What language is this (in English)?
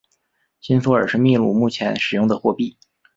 Chinese